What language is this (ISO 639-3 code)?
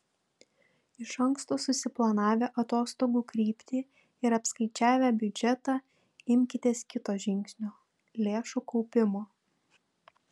lit